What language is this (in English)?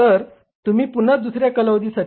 Marathi